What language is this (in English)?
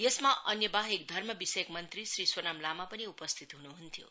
Nepali